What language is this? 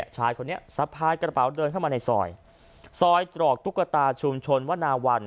Thai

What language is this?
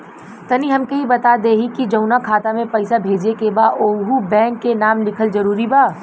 Bhojpuri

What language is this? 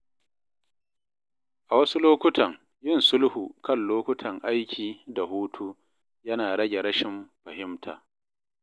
Hausa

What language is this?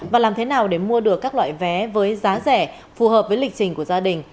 Vietnamese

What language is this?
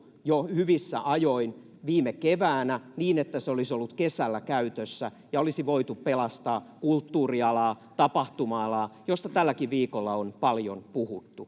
Finnish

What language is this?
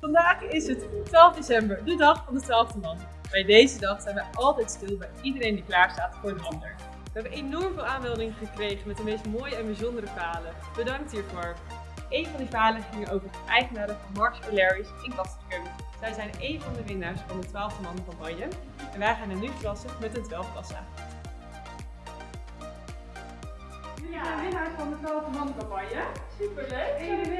Dutch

